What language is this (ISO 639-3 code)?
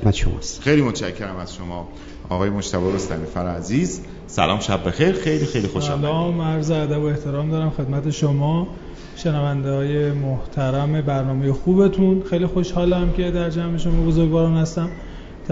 fas